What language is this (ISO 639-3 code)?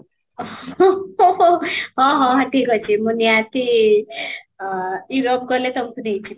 ori